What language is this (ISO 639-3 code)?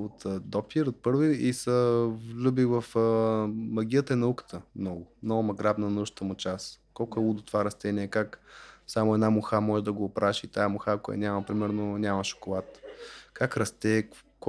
bul